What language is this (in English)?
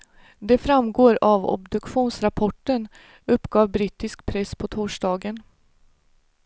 Swedish